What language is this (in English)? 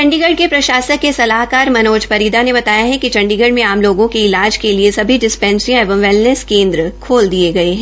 Hindi